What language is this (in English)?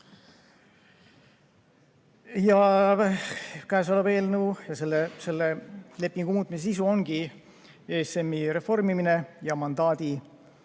Estonian